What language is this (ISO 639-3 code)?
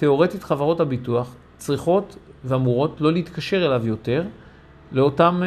heb